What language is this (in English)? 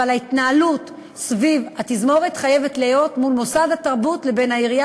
Hebrew